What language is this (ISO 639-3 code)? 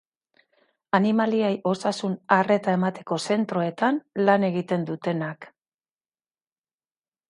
eus